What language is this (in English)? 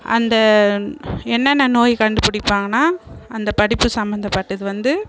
Tamil